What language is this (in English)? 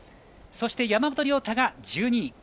Japanese